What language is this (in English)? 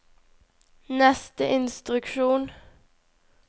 Norwegian